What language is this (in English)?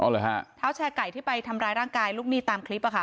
Thai